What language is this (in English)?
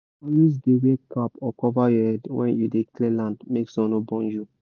Nigerian Pidgin